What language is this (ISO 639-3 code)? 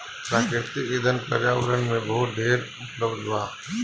bho